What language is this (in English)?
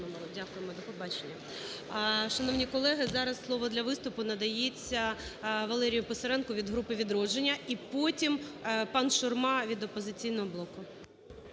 Ukrainian